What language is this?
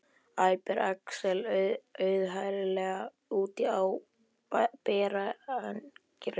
Icelandic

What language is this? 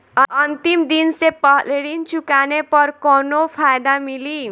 Bhojpuri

